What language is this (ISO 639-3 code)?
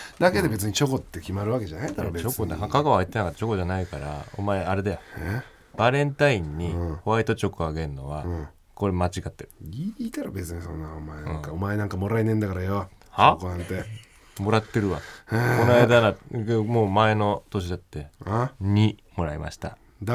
jpn